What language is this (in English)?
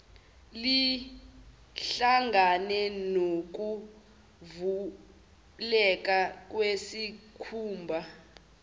Zulu